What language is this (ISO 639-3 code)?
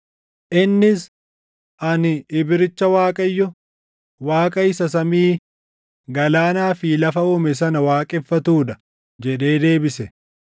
orm